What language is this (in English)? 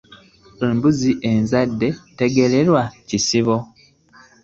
Ganda